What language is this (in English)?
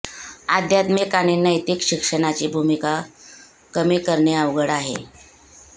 Marathi